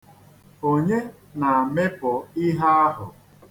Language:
Igbo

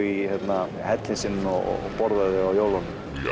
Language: Icelandic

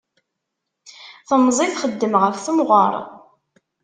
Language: Kabyle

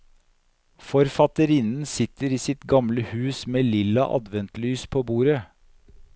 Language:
Norwegian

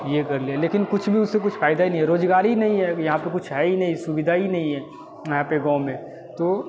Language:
Hindi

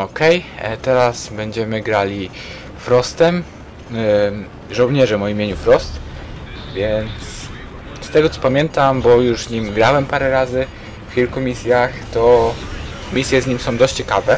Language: Polish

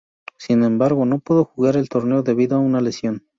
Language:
Spanish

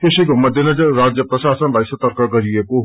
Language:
Nepali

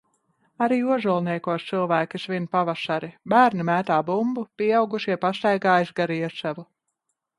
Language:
Latvian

